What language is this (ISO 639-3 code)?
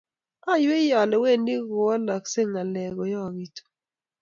kln